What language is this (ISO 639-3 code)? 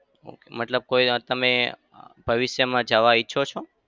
guj